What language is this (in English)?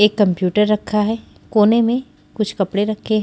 Hindi